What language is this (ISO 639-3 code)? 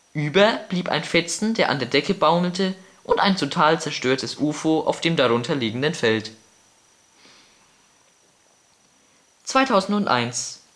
deu